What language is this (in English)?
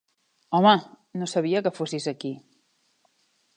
Catalan